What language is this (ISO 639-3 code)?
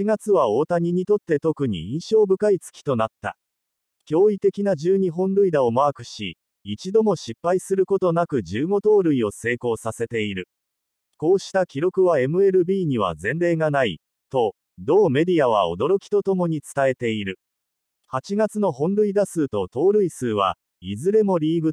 jpn